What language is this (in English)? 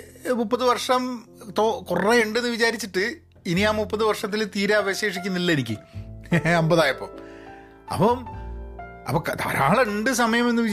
Malayalam